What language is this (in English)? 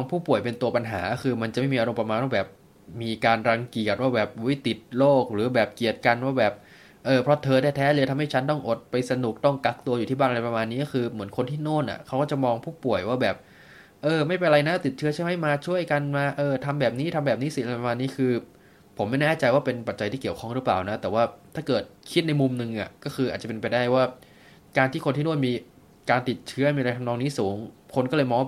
Thai